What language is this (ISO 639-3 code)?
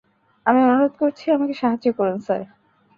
ben